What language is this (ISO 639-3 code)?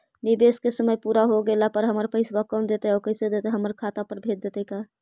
mag